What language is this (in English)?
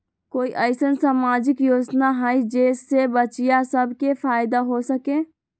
Magahi